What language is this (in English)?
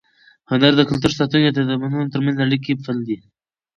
Pashto